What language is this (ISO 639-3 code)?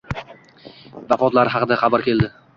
uzb